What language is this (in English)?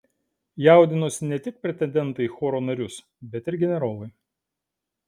Lithuanian